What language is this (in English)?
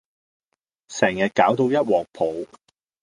Cantonese